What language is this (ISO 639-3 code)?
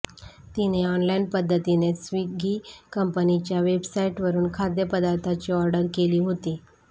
mar